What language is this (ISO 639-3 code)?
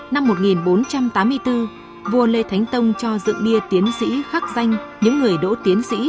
vie